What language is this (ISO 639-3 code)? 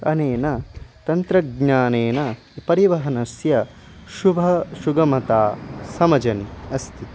san